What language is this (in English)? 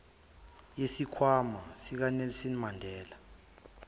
Zulu